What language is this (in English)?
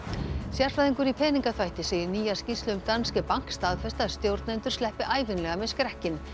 Icelandic